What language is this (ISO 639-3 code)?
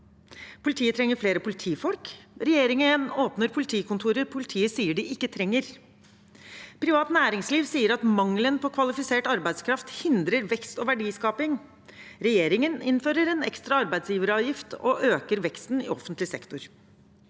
nor